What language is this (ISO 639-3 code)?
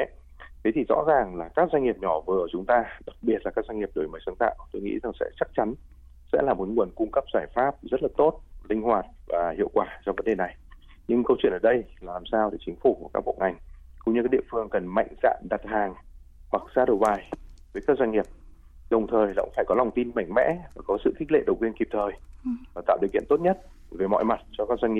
vie